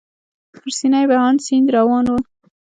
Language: Pashto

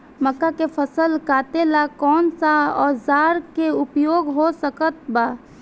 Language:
Bhojpuri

